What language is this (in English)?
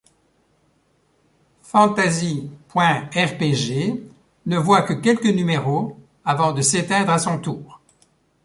French